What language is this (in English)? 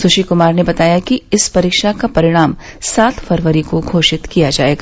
Hindi